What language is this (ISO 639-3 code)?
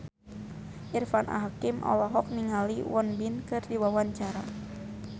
sun